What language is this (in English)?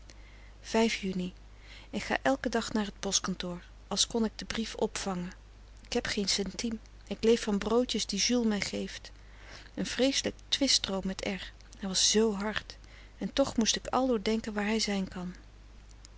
Dutch